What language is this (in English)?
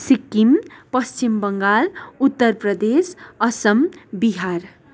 Nepali